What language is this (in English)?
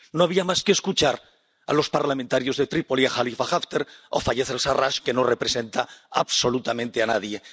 Spanish